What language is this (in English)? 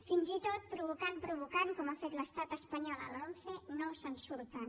Catalan